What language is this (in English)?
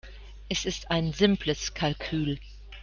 German